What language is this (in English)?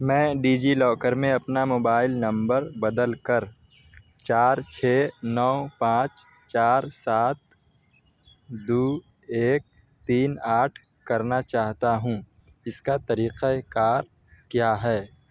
Urdu